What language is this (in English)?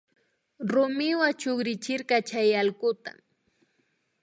Imbabura Highland Quichua